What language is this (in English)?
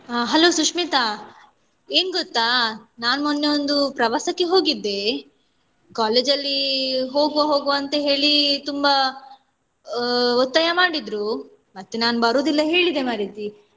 Kannada